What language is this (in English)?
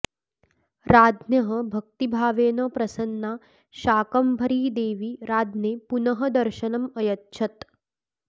Sanskrit